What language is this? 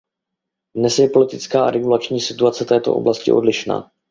Czech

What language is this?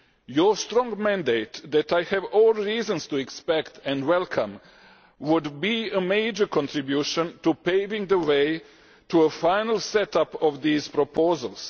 English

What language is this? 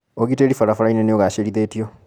Kikuyu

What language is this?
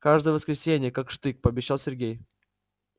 Russian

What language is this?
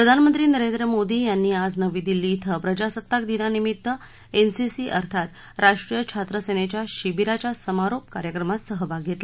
Marathi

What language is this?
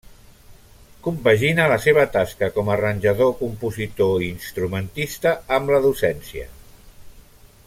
Catalan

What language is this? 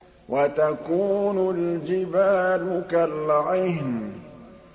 Arabic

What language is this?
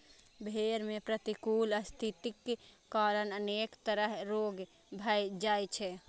Maithili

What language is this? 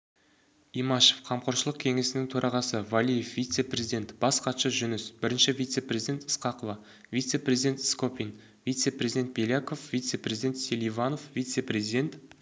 Kazakh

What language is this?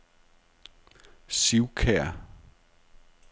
Danish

